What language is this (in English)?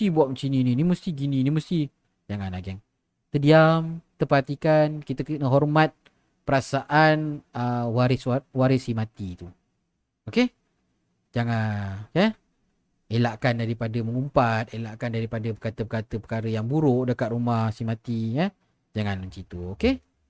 Malay